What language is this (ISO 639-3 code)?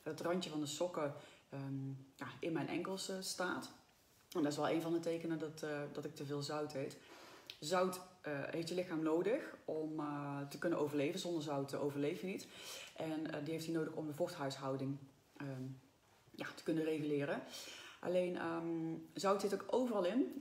nld